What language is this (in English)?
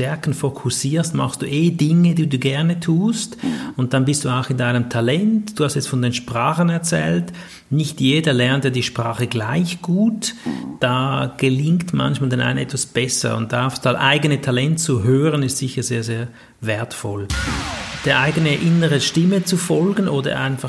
German